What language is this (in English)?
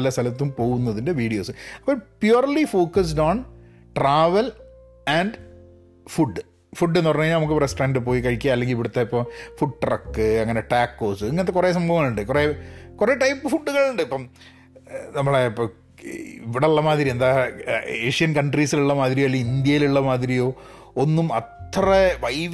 Malayalam